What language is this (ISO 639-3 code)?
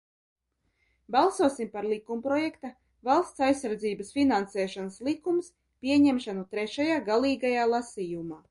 lav